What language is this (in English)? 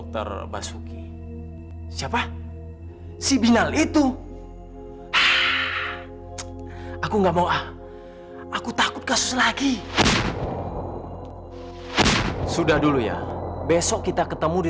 Indonesian